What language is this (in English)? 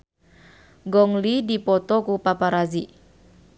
Sundanese